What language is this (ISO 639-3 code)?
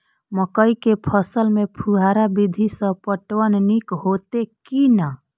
mai